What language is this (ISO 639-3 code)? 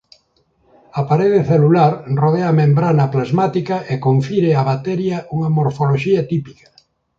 glg